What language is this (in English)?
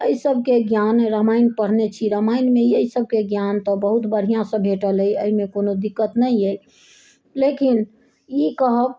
Maithili